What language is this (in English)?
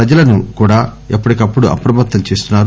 Telugu